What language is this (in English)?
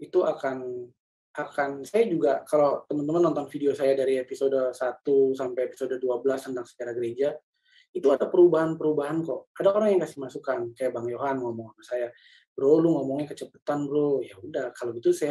Indonesian